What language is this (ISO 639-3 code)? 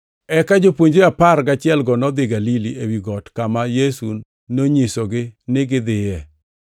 luo